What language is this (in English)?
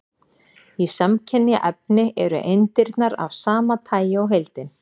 Icelandic